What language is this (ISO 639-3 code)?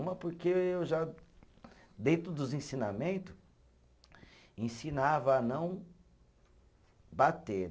por